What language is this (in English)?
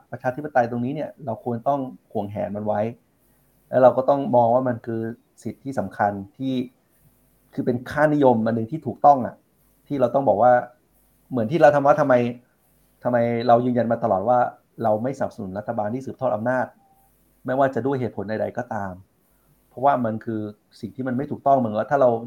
Thai